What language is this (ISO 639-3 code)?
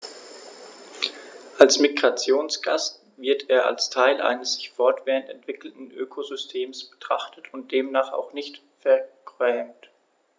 deu